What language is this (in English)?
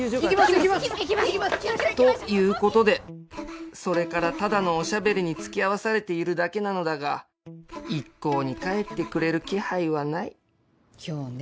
Japanese